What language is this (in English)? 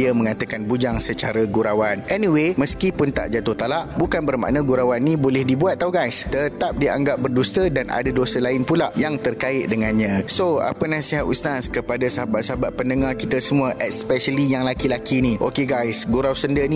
Malay